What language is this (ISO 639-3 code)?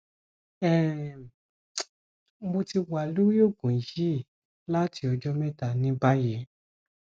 yor